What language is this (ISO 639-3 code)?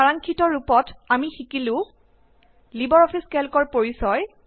asm